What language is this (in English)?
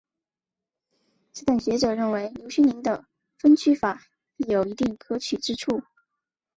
Chinese